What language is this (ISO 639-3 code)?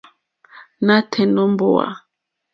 bri